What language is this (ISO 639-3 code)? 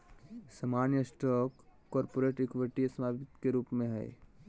mag